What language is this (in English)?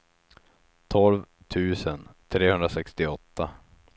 Swedish